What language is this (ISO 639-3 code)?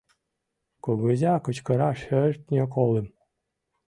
chm